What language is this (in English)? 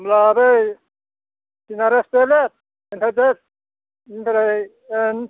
Bodo